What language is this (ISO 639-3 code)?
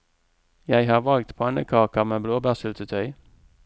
nor